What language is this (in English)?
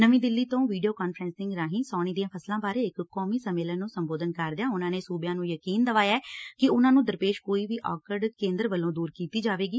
Punjabi